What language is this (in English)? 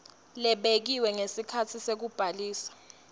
Swati